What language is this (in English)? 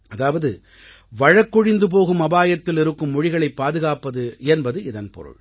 Tamil